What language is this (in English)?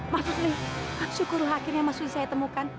Indonesian